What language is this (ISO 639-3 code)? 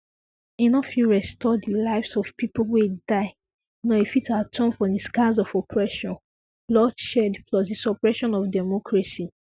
pcm